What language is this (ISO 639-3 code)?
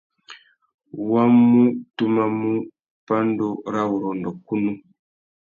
bag